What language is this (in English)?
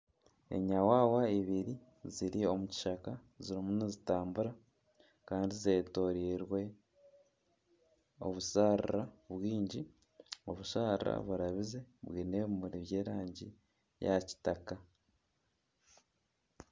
Nyankole